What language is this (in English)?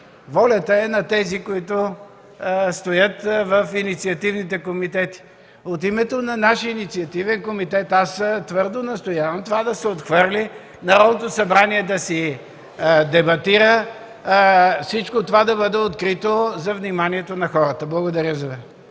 Bulgarian